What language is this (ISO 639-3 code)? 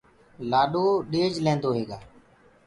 ggg